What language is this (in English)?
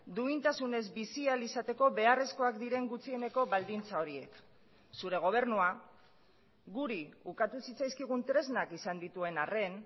Basque